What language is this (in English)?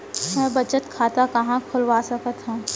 Chhattisgarhi